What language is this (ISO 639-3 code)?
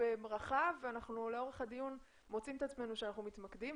heb